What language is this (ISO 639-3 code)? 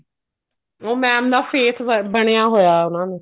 pan